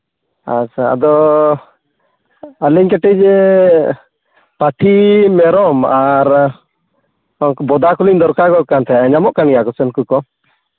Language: Santali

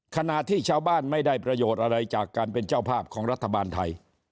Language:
Thai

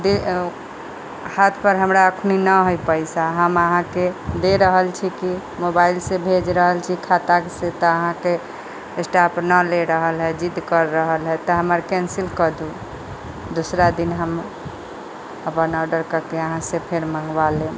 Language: Maithili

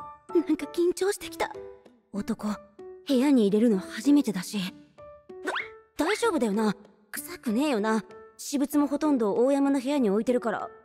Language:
Japanese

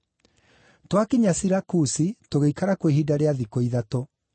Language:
Kikuyu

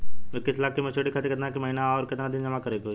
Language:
Bhojpuri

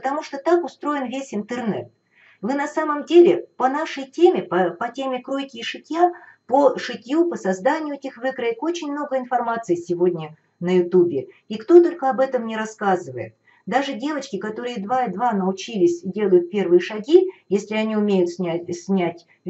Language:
Russian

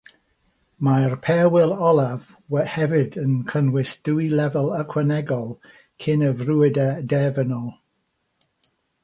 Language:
Welsh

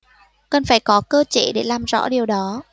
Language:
Vietnamese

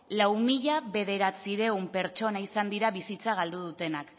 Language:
Basque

